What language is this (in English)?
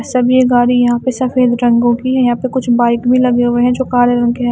Hindi